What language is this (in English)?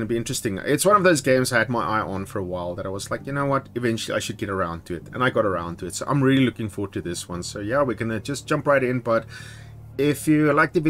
English